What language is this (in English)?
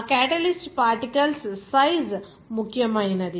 Telugu